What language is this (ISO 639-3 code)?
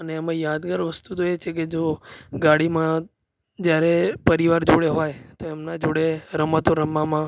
guj